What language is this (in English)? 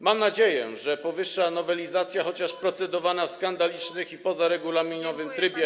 Polish